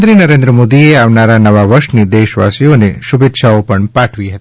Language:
Gujarati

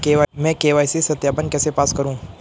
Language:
Hindi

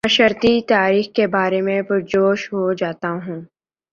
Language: Urdu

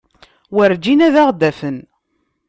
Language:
Kabyle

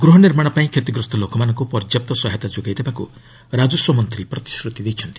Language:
Odia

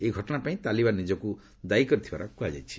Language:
Odia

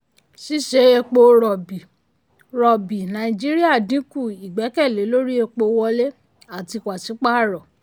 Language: Yoruba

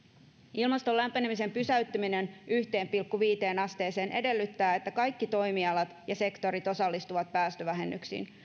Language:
Finnish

